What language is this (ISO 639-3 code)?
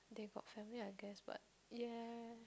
eng